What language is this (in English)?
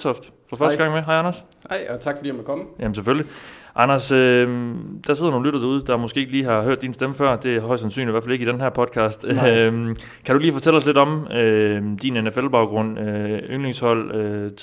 Danish